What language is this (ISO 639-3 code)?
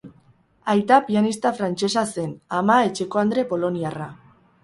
eus